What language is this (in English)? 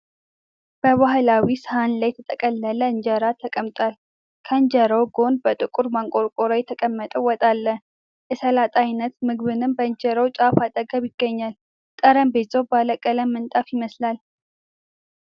Amharic